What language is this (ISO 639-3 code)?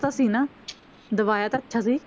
pan